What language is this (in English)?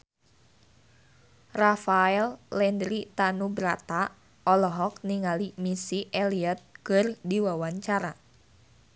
Sundanese